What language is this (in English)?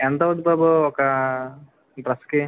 Telugu